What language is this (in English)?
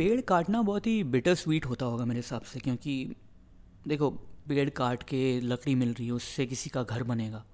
Hindi